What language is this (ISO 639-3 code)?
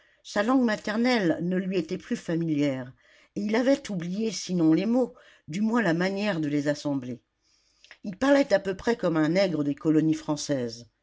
fra